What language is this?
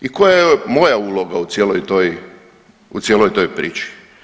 Croatian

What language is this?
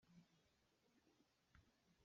Hakha Chin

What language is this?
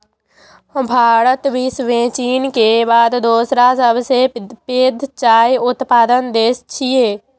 Maithili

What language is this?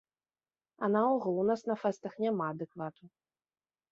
Belarusian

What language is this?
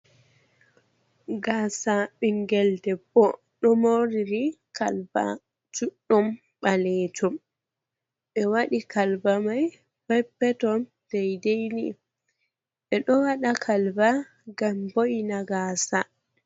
Fula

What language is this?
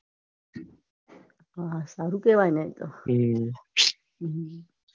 Gujarati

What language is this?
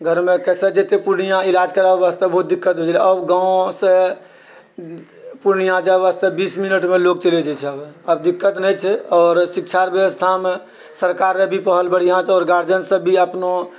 Maithili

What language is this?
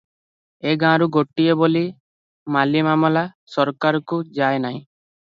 Odia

